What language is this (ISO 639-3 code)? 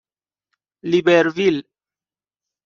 fas